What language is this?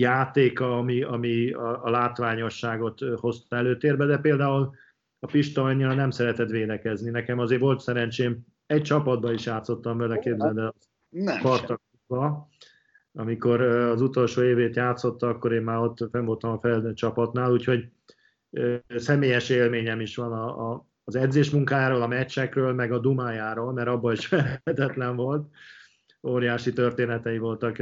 Hungarian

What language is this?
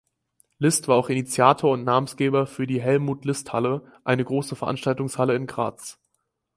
German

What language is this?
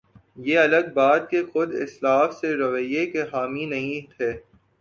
Urdu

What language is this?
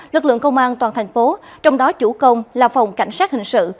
Vietnamese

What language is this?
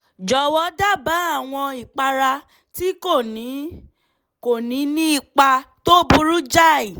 Yoruba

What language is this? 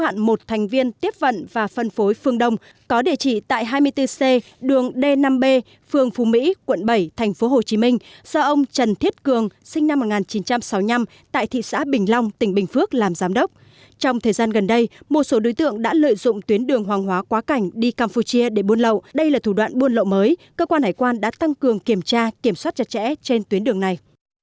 Vietnamese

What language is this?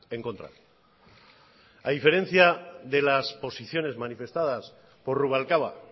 Spanish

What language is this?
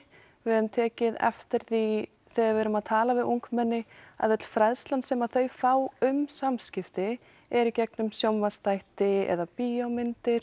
Icelandic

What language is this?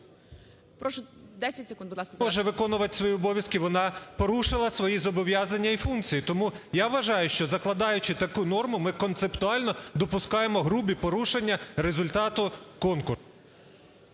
Ukrainian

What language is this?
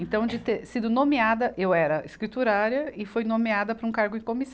Portuguese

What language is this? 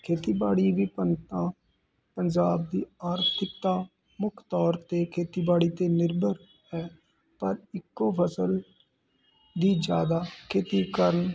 Punjabi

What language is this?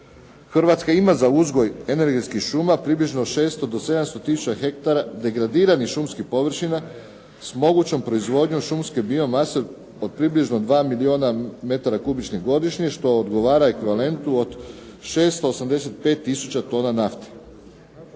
Croatian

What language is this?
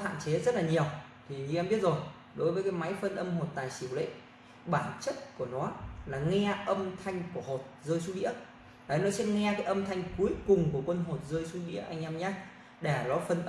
Vietnamese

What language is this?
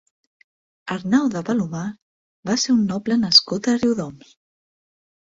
Catalan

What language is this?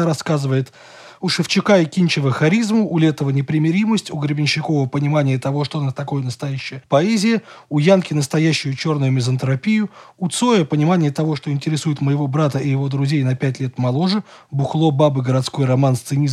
Russian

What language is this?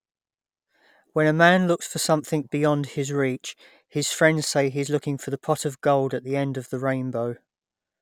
English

